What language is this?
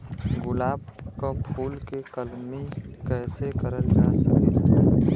Bhojpuri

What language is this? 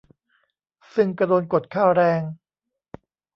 Thai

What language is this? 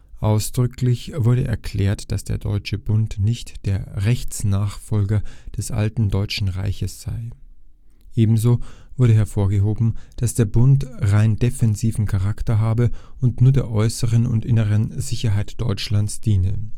German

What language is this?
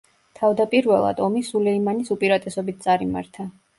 Georgian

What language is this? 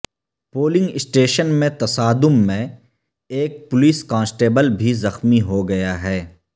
Urdu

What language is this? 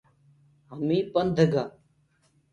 Gurgula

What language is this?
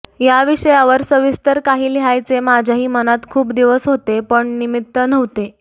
Marathi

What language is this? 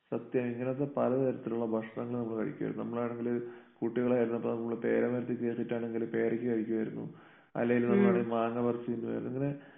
Malayalam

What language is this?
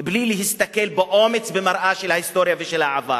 Hebrew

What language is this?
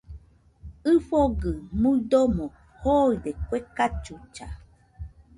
Nüpode Huitoto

